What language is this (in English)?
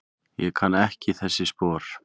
Icelandic